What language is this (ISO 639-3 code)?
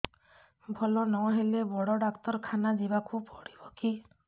ori